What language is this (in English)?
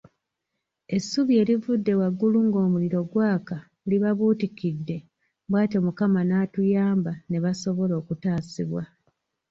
Ganda